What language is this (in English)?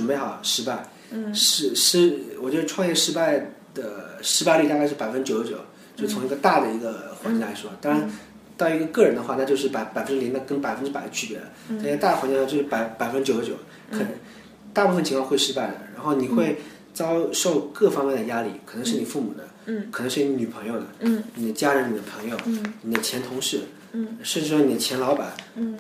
Chinese